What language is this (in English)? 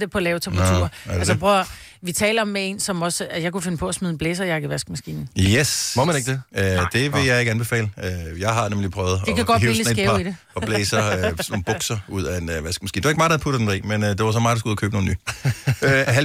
Danish